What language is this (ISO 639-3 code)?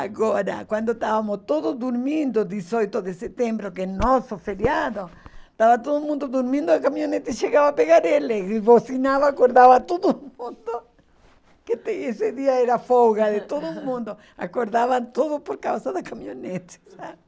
por